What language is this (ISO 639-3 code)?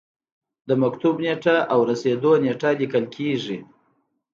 pus